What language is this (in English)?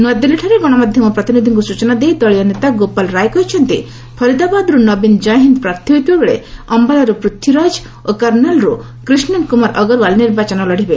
Odia